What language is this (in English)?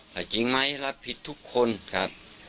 Thai